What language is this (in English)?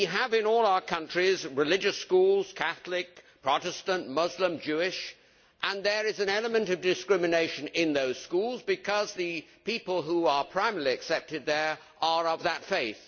English